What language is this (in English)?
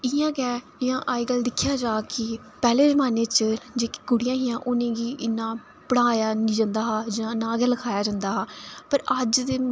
Dogri